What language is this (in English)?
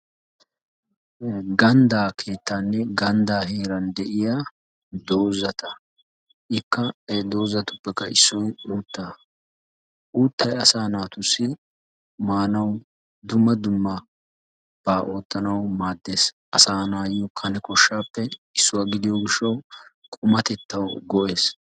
Wolaytta